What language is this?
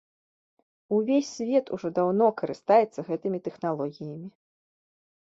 Belarusian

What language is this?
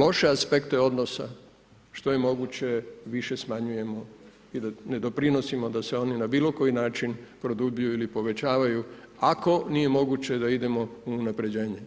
Croatian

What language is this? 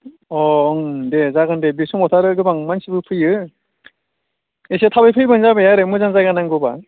Bodo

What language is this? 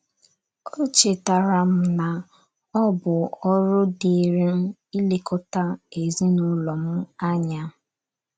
Igbo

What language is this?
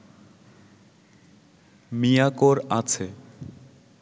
Bangla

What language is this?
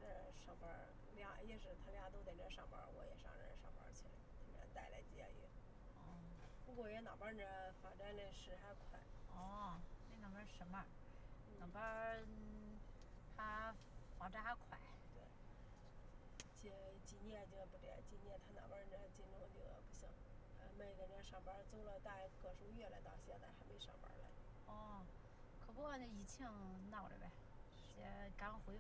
Chinese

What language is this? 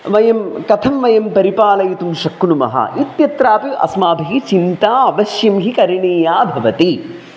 Sanskrit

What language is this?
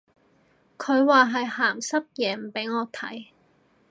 Cantonese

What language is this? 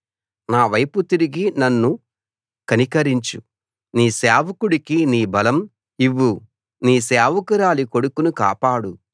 Telugu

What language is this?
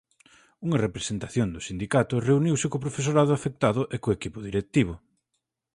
Galician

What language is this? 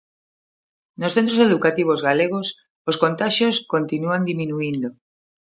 Galician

